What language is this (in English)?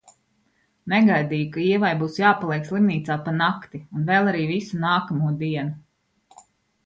Latvian